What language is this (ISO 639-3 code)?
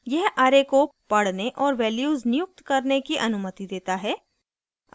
hin